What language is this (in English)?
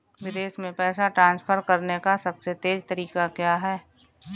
Hindi